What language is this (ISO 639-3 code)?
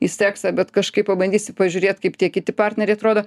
lit